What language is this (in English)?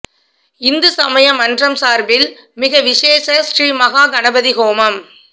Tamil